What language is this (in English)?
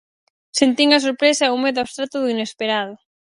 Galician